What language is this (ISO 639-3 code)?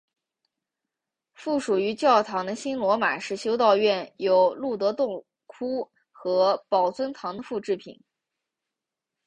zho